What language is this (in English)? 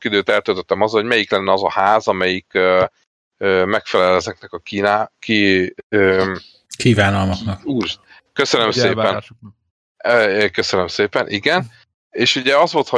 Hungarian